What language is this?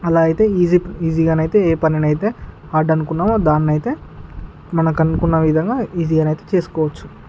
Telugu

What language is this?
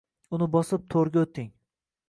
Uzbek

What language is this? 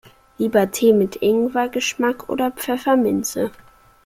German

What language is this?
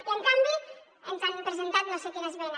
Catalan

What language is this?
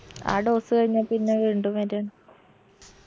Malayalam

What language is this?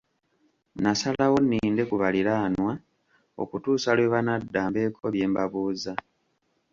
Ganda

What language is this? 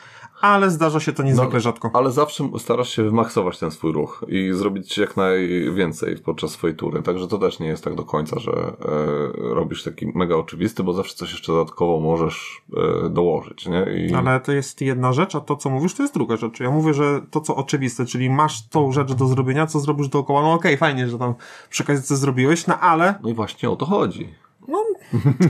Polish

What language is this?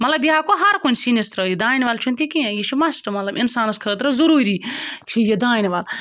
Kashmiri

